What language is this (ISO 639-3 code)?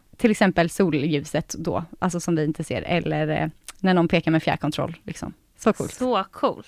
swe